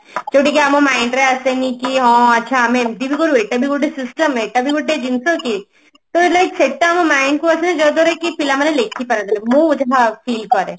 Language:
Odia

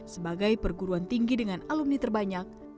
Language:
Indonesian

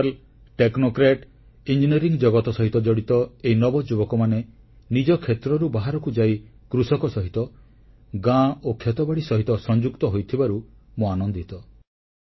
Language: Odia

